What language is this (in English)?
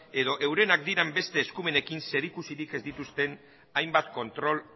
Basque